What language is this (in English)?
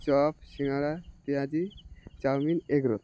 Bangla